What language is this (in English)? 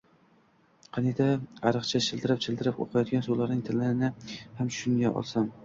Uzbek